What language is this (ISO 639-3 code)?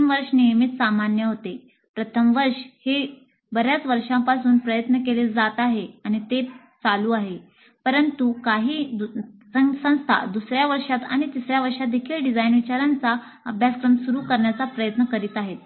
mar